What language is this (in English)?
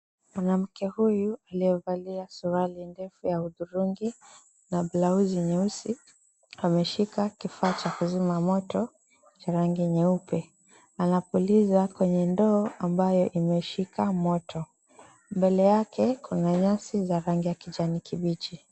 Swahili